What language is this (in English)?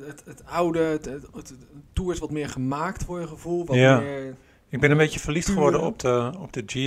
Dutch